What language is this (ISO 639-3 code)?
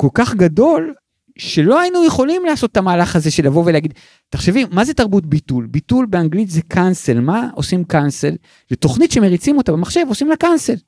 heb